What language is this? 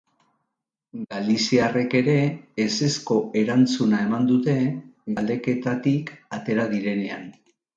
Basque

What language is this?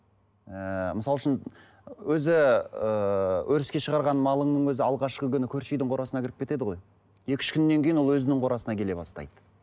Kazakh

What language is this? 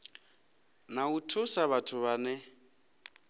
Venda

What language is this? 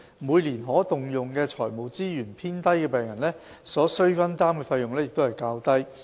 Cantonese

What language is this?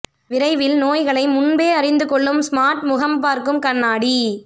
Tamil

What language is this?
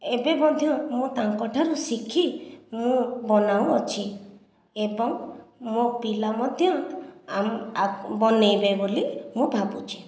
Odia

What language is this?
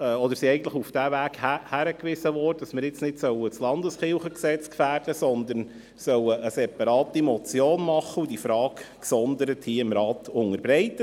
Swiss German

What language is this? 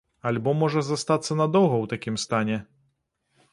Belarusian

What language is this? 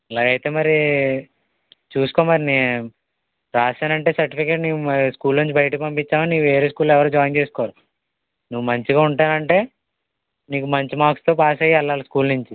Telugu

